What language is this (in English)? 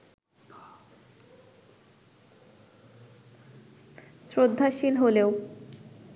Bangla